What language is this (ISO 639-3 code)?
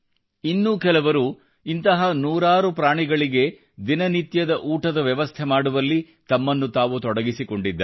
kan